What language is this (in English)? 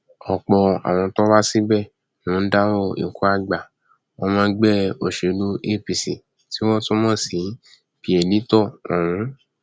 Yoruba